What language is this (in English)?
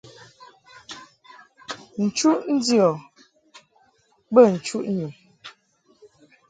Mungaka